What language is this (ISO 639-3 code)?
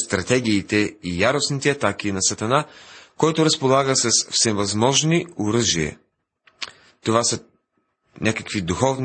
bul